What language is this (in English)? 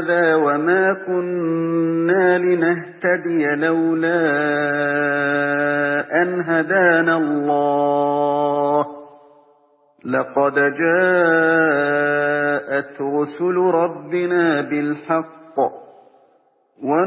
Arabic